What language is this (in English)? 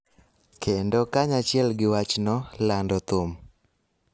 Luo (Kenya and Tanzania)